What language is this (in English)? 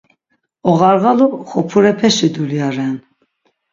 Laz